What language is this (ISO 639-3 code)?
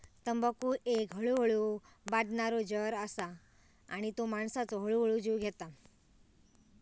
mar